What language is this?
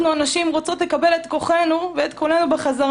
Hebrew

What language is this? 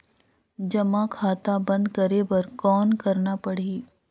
Chhattisgarhi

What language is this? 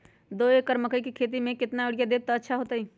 Magahi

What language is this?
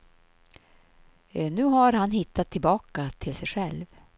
Swedish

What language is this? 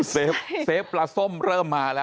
Thai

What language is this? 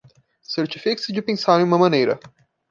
Portuguese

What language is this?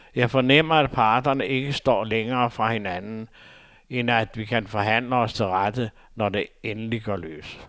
Danish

